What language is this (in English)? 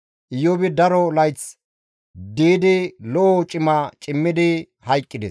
Gamo